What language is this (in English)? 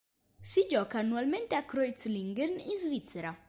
Italian